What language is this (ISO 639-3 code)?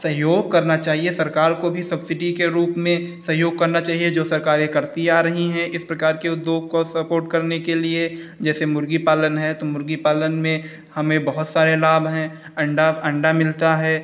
hin